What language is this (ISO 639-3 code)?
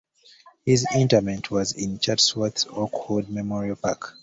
eng